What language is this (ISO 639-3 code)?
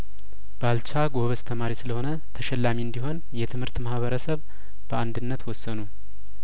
amh